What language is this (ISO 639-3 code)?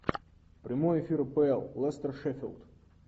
rus